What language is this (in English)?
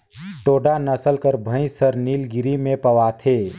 Chhattisgarhi